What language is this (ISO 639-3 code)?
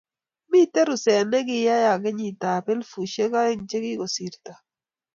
kln